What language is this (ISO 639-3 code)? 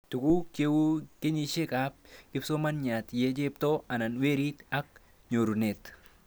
kln